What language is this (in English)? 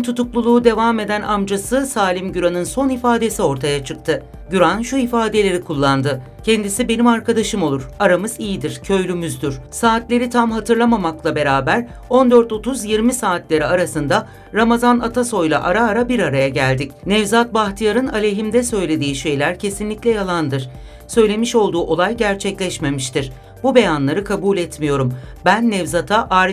Turkish